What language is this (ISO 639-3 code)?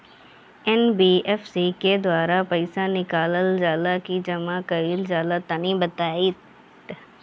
bho